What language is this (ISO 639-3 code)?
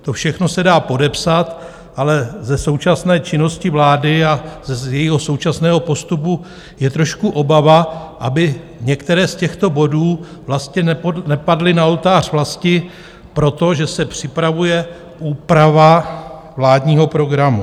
ces